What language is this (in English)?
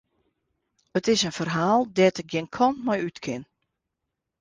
Western Frisian